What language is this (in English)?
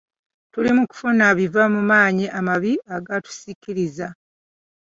Ganda